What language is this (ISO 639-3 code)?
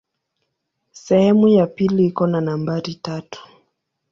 swa